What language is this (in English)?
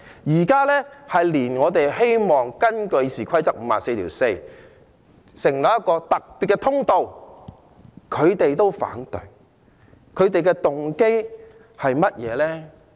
Cantonese